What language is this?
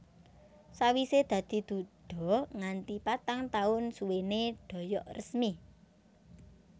Javanese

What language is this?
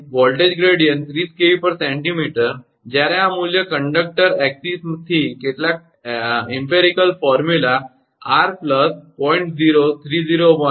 Gujarati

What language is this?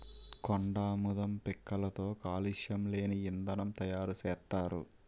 Telugu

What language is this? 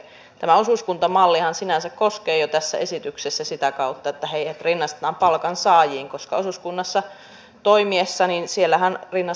Finnish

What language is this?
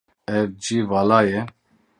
Kurdish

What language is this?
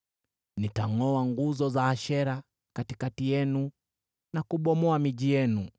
Swahili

